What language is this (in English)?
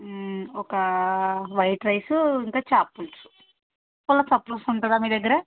Telugu